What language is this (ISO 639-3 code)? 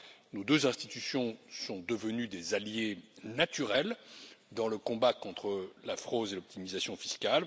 fra